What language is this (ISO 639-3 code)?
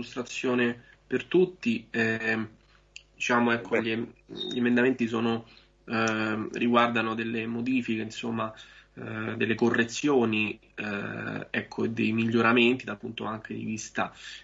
ita